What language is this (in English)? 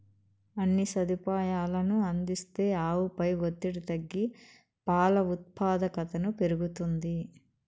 Telugu